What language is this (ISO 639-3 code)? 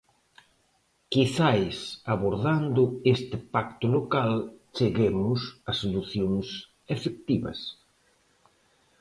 glg